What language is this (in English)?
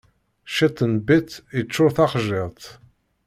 Kabyle